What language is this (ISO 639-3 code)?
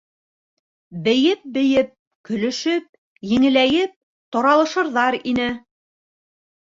bak